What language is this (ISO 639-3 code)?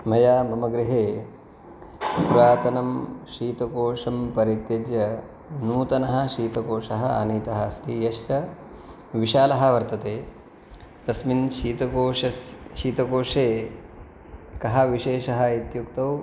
san